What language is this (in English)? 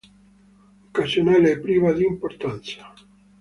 Italian